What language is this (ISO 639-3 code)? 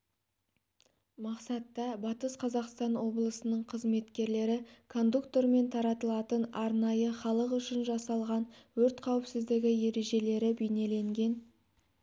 kaz